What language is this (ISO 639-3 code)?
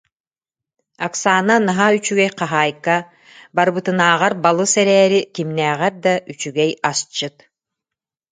sah